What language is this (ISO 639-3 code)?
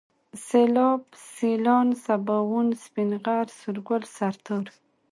pus